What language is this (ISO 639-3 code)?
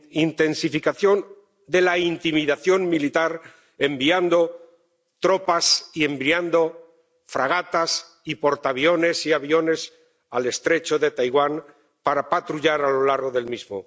spa